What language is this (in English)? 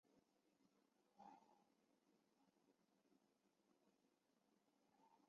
Chinese